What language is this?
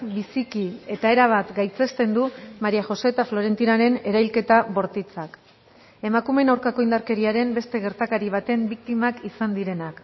Basque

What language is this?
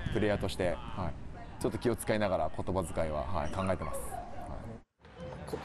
Japanese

